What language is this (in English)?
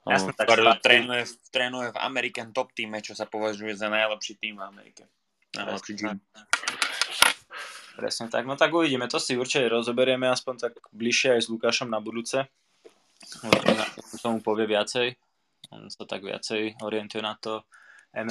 Slovak